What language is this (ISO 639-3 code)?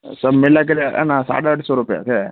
snd